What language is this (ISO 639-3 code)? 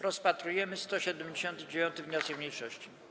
pol